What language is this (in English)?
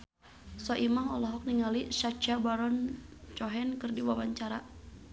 Sundanese